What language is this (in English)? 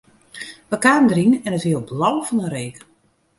Western Frisian